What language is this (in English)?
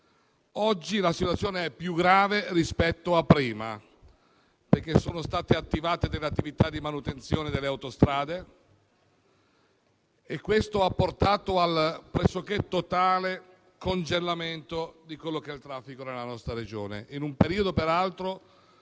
Italian